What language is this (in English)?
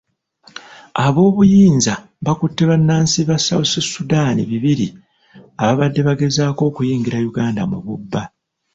Ganda